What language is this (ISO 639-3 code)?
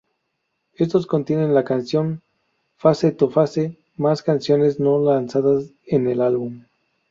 spa